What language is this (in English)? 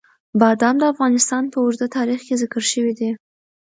Pashto